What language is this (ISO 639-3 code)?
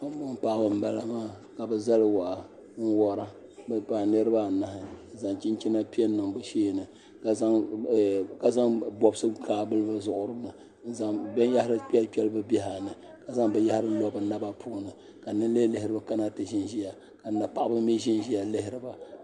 dag